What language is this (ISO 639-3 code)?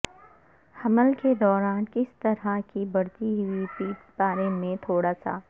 urd